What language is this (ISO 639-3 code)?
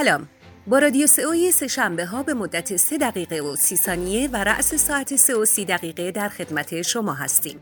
fas